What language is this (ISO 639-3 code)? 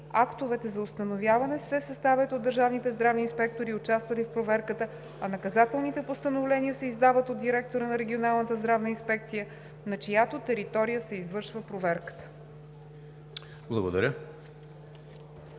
bul